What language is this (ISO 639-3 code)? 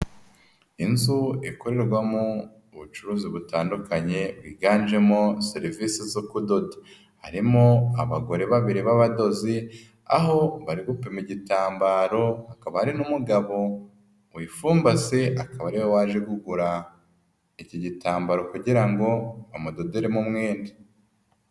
kin